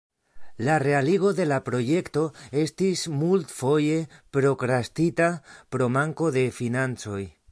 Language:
Esperanto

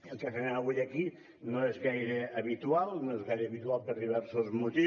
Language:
Catalan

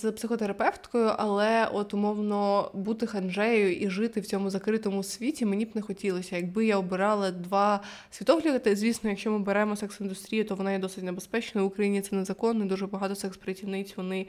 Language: Ukrainian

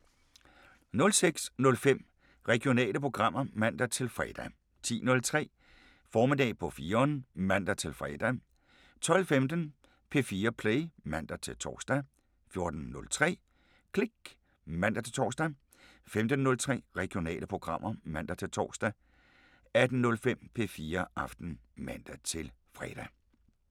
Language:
Danish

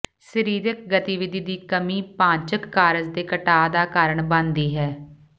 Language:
Punjabi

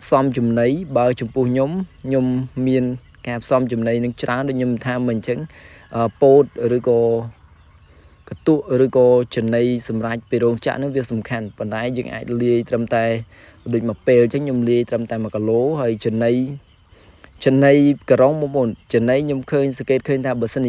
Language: Vietnamese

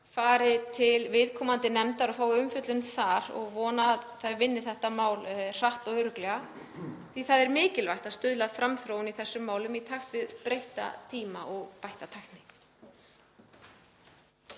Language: Icelandic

